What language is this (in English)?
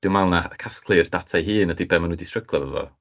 Welsh